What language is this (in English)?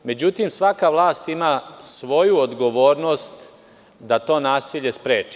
Serbian